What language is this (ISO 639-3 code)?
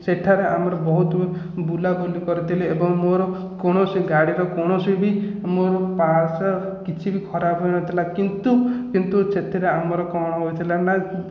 ori